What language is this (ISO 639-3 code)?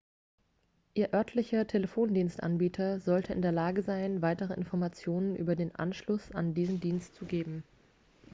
deu